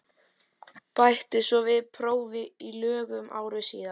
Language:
Icelandic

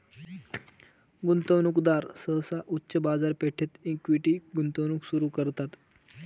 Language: Marathi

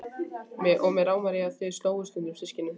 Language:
Icelandic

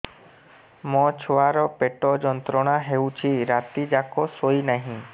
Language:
Odia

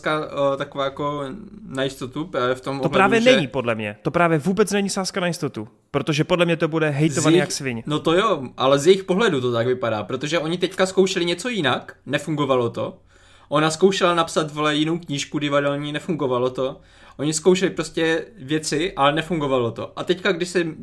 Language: Czech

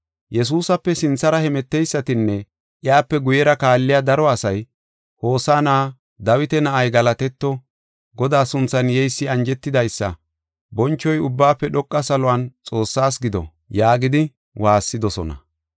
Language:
Gofa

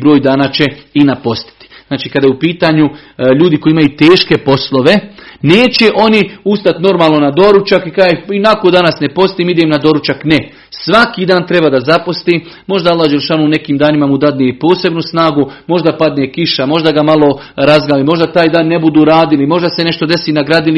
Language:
Croatian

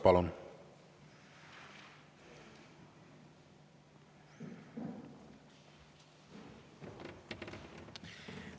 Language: Estonian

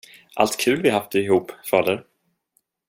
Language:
Swedish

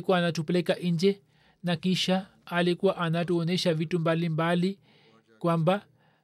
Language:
Swahili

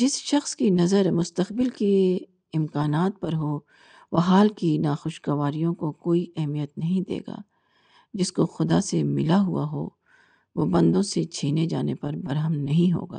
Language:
Urdu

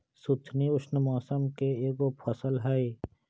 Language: Magahi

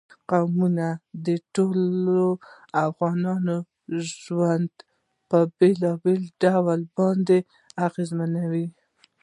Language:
Pashto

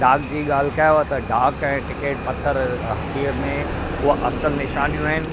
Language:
Sindhi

